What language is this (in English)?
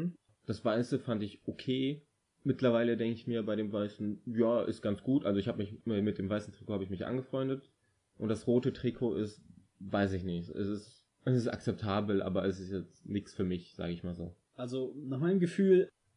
German